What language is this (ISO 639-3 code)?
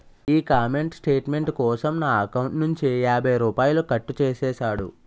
tel